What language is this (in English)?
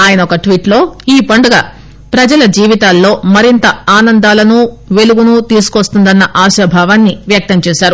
Telugu